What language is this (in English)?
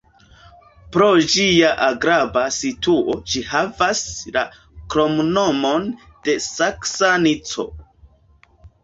Esperanto